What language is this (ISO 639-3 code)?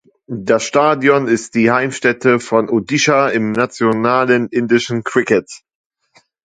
deu